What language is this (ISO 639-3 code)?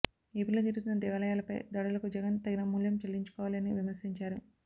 tel